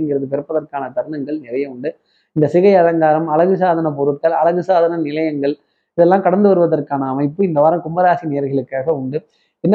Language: Tamil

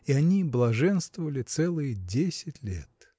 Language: Russian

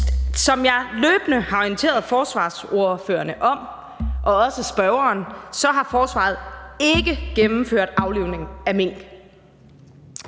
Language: Danish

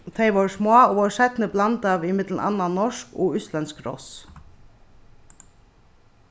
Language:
Faroese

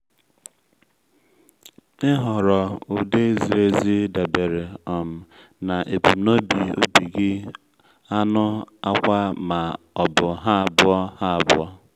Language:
Igbo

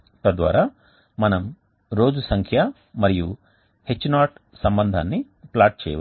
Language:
Telugu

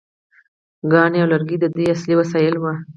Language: Pashto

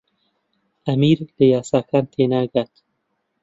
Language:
Central Kurdish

